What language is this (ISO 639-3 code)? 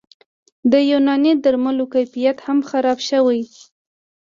pus